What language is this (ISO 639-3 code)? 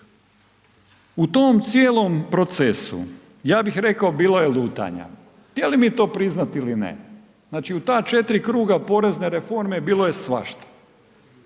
hrv